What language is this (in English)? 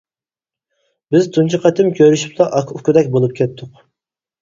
Uyghur